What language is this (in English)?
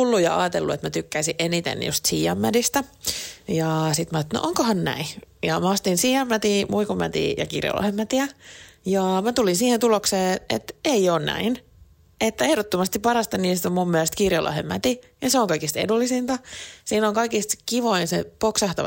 Finnish